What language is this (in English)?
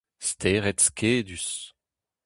Breton